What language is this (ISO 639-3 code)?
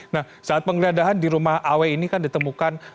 ind